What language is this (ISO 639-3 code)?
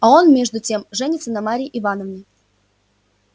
rus